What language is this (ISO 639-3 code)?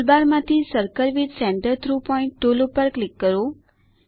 guj